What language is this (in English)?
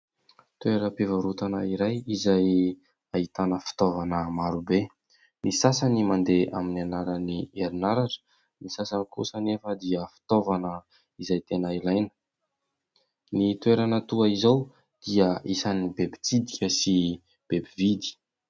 Malagasy